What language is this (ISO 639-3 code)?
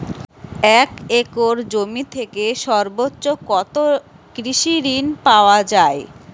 ben